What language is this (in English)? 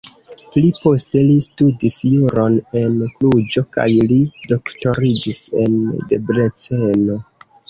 Esperanto